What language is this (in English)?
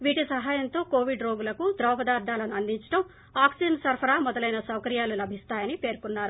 Telugu